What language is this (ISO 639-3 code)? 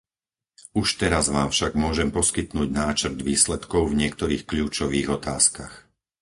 slk